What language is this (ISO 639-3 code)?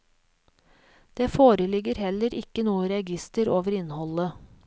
nor